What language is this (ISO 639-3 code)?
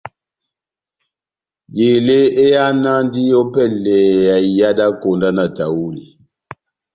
bnm